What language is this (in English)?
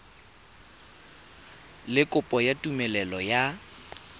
Tswana